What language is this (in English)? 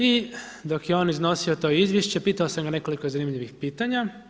Croatian